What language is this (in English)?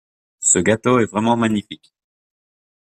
French